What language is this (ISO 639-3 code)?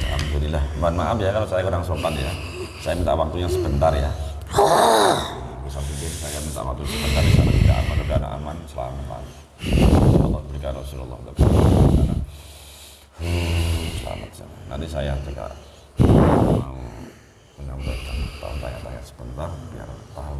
ind